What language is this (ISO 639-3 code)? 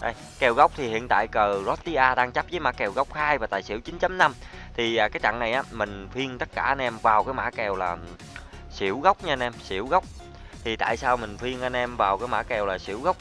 vie